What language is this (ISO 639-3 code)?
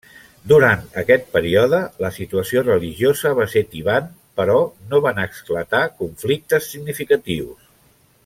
cat